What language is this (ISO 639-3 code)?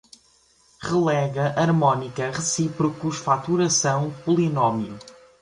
por